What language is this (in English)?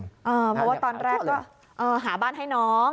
Thai